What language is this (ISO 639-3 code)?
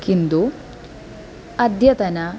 san